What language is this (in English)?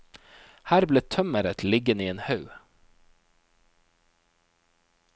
Norwegian